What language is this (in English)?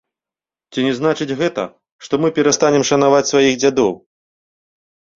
Belarusian